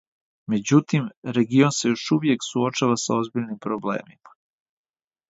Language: Serbian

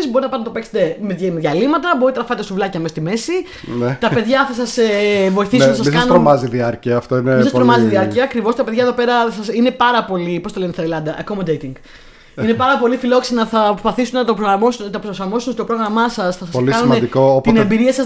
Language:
Greek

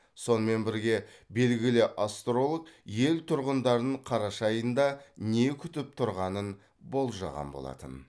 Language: Kazakh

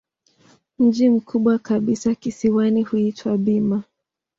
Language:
Swahili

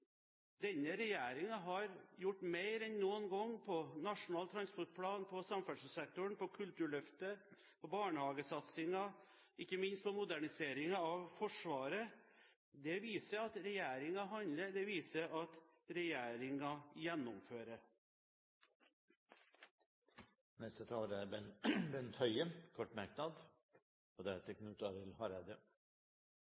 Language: Norwegian Bokmål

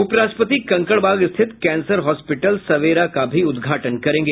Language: Hindi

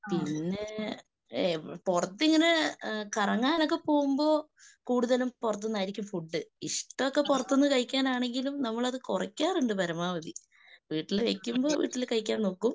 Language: Malayalam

